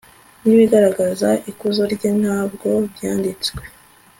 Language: Kinyarwanda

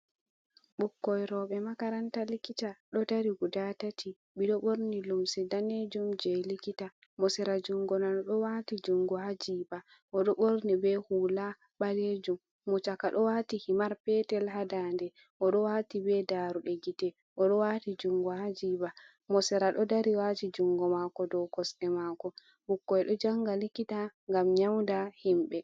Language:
Fula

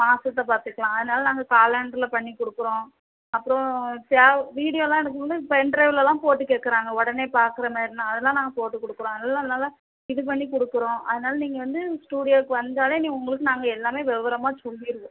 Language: Tamil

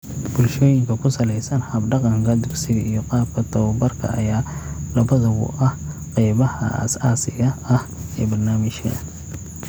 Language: Somali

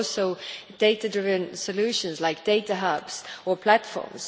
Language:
English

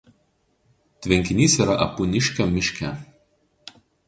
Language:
Lithuanian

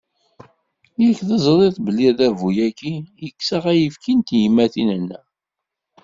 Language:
Kabyle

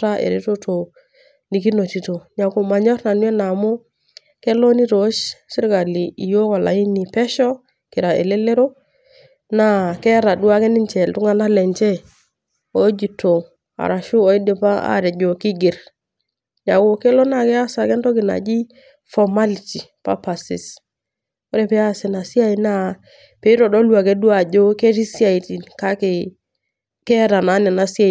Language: Masai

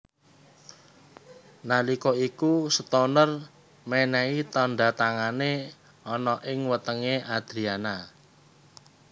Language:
Javanese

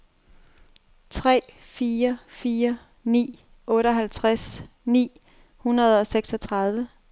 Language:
Danish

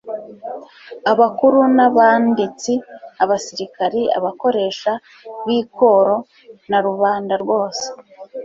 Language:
Kinyarwanda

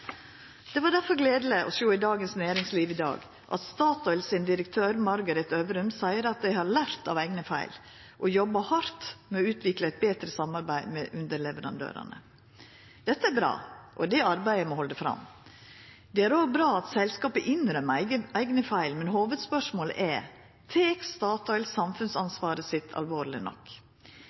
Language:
Norwegian Nynorsk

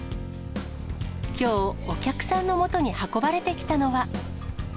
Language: Japanese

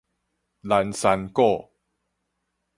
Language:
Min Nan Chinese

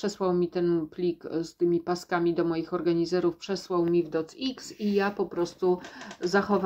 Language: Polish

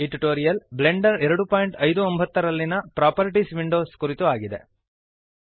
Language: Kannada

